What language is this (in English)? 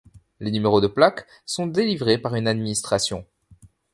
French